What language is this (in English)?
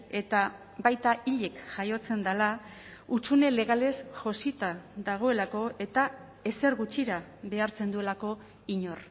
Basque